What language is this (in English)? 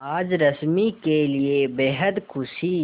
Hindi